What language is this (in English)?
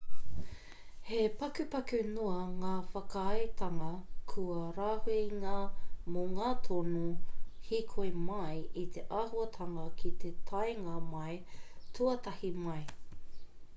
Māori